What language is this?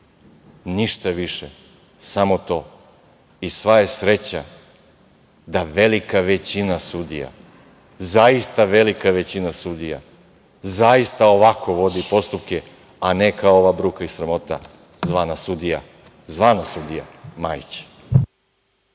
Serbian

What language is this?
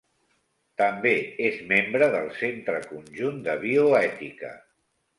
Catalan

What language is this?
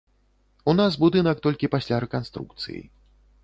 Belarusian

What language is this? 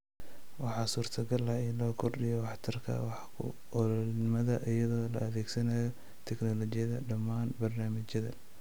Somali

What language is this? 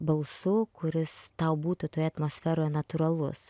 Lithuanian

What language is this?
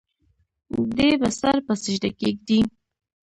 Pashto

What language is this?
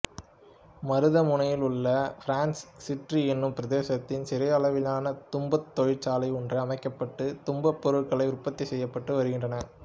Tamil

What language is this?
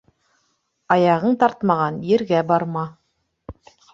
Bashkir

